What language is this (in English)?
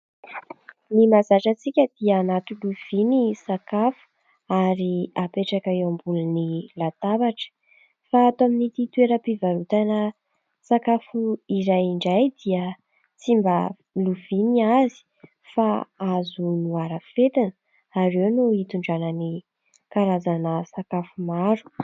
Malagasy